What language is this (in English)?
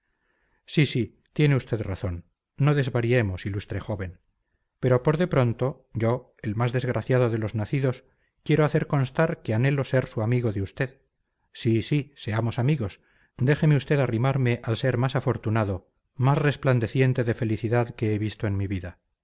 Spanish